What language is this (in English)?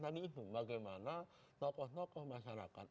Indonesian